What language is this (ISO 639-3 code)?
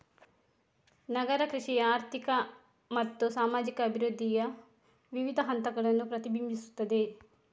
kan